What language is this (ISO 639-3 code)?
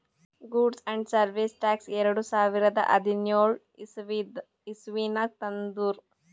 kan